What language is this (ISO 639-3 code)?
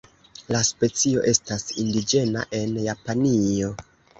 epo